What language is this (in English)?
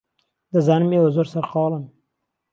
Central Kurdish